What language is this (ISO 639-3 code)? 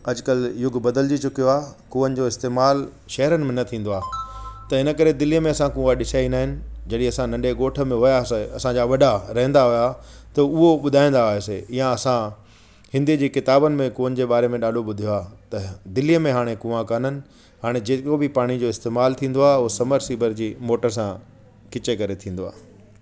snd